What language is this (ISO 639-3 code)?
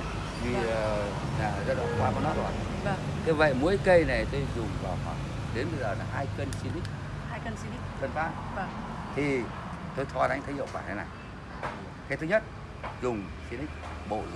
vie